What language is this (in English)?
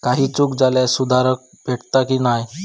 Marathi